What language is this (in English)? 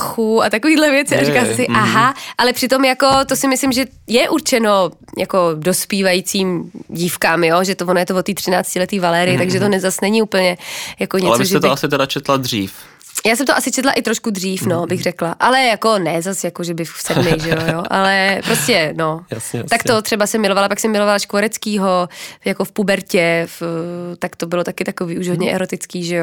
Czech